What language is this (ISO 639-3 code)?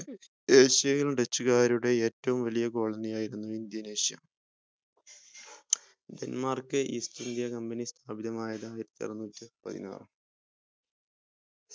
mal